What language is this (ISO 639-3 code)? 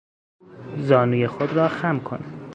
fas